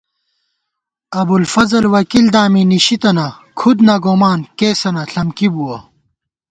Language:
Gawar-Bati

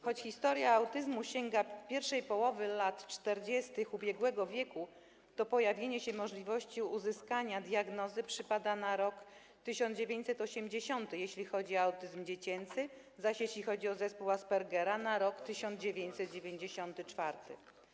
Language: Polish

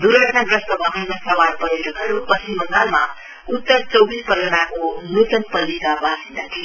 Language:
Nepali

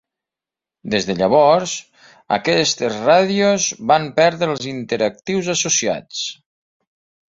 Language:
Catalan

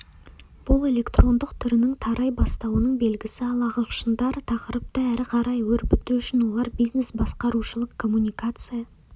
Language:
Kazakh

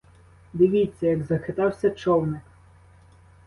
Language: Ukrainian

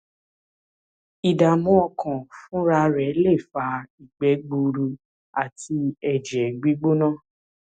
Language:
Yoruba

